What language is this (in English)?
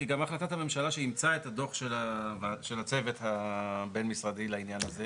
Hebrew